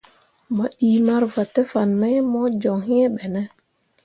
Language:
Mundang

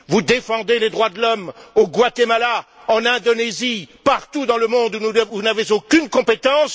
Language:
French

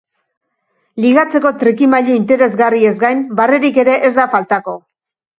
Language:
Basque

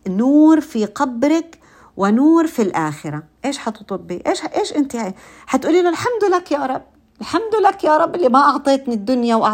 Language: Arabic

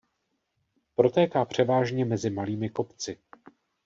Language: Czech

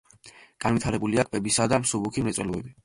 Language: Georgian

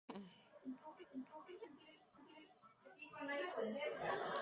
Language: Spanish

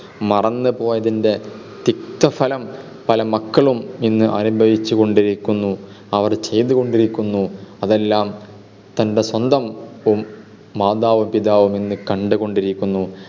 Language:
Malayalam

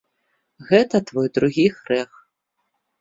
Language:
Belarusian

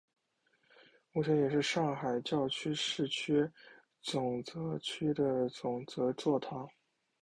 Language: Chinese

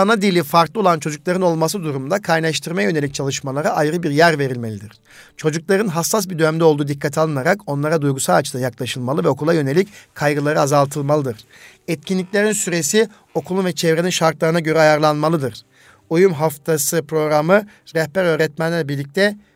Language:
Turkish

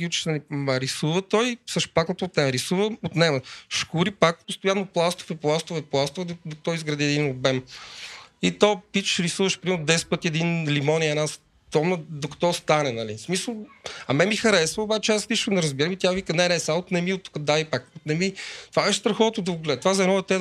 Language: Bulgarian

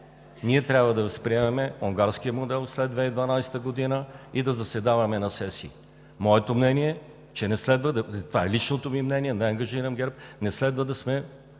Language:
Bulgarian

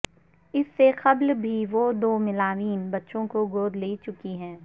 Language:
Urdu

